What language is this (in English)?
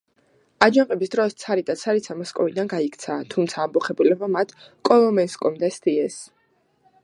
Georgian